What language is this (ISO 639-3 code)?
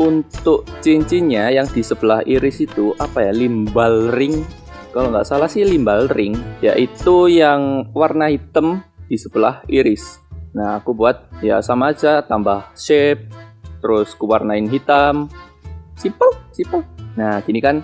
ind